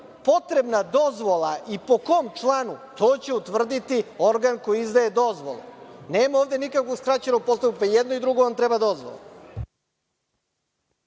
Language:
Serbian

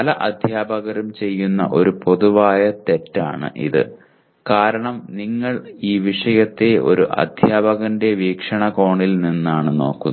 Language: Malayalam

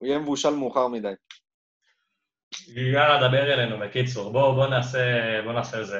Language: Hebrew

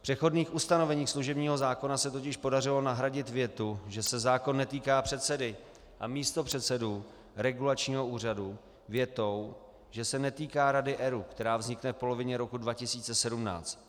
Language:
Czech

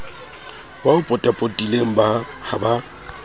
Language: Southern Sotho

